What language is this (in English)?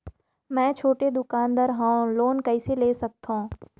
Chhattisgarhi